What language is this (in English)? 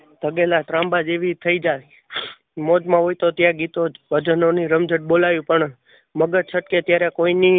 Gujarati